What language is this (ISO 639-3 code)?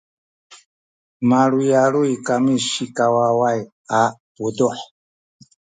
szy